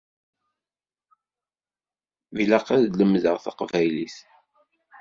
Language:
Kabyle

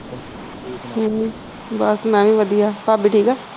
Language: Punjabi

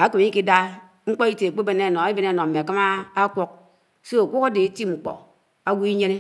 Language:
Anaang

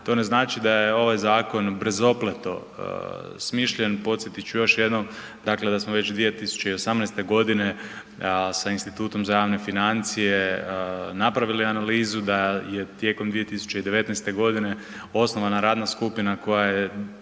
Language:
Croatian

